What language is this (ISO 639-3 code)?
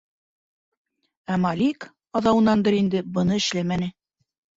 bak